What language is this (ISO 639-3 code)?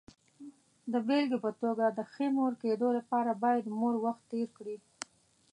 pus